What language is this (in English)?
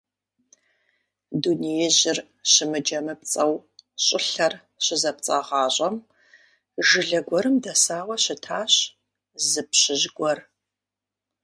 Kabardian